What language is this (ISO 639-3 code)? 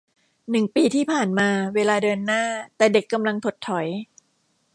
tha